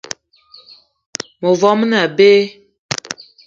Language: Eton (Cameroon)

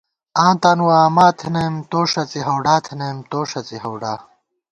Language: Gawar-Bati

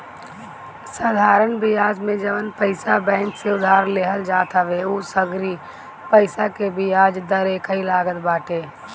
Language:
Bhojpuri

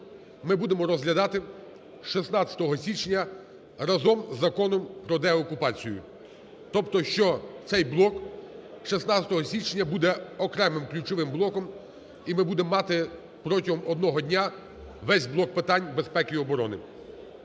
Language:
Ukrainian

